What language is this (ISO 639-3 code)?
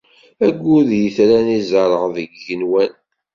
kab